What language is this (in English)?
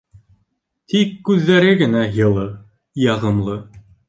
Bashkir